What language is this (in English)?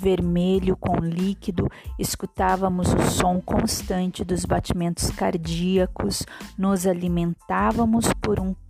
Portuguese